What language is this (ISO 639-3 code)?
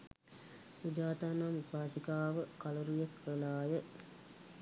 sin